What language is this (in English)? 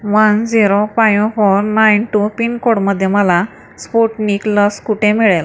Marathi